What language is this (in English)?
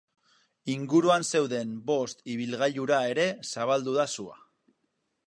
Basque